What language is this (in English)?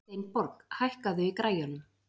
Icelandic